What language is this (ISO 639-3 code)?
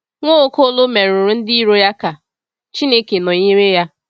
ibo